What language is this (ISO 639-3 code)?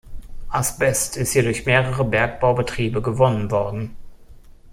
deu